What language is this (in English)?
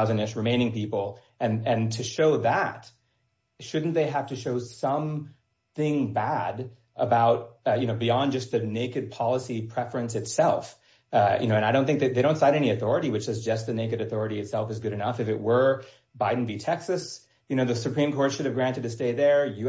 English